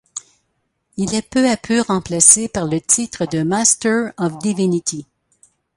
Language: French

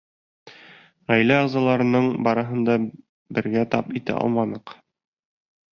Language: Bashkir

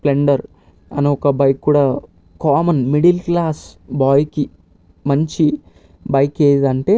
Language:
Telugu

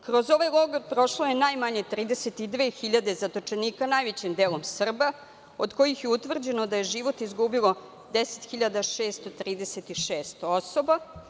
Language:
Serbian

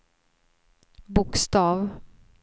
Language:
Swedish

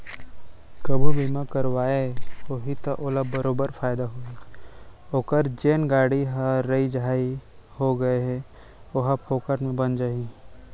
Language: Chhattisgarhi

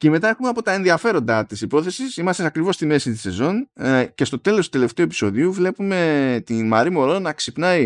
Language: Greek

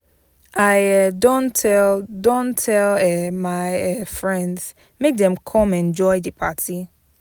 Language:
Nigerian Pidgin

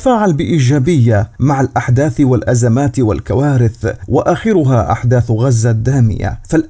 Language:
Arabic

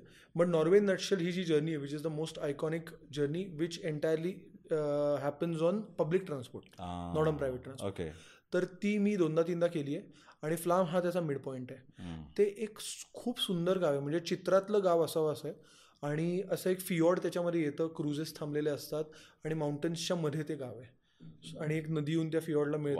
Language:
Marathi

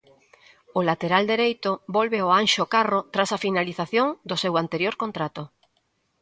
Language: Galician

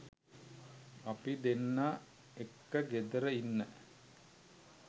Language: Sinhala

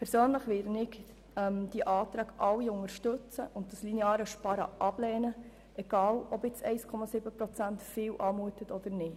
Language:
Swiss German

